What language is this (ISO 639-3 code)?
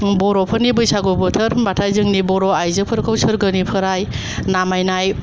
brx